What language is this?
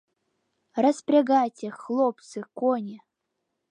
Mari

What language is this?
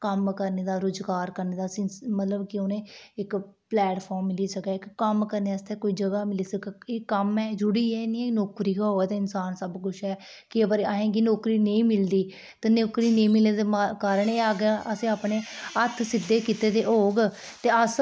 Dogri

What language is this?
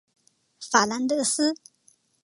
Chinese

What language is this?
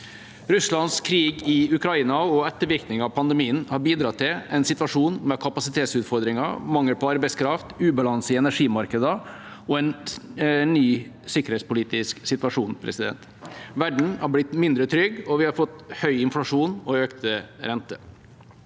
Norwegian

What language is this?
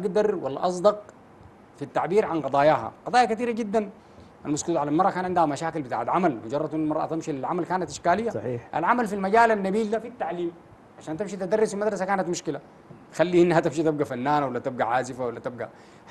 Arabic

